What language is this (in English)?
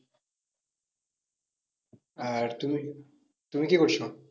Bangla